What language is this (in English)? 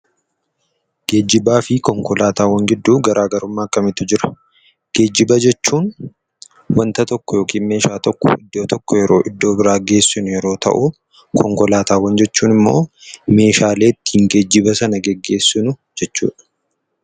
Oromo